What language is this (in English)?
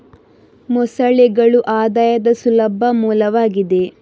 Kannada